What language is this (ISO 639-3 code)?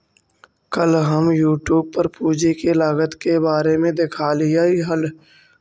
mag